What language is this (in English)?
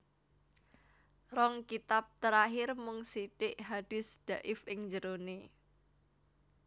Javanese